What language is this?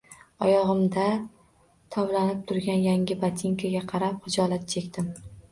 Uzbek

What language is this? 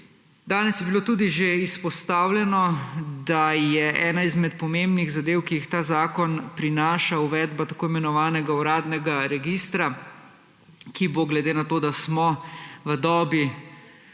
Slovenian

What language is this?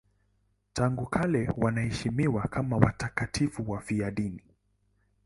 Swahili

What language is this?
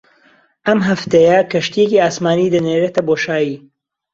Central Kurdish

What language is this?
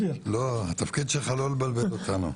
Hebrew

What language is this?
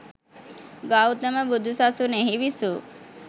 Sinhala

